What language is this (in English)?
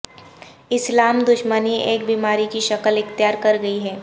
Urdu